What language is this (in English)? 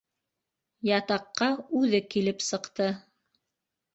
Bashkir